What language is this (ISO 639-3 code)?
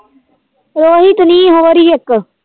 pan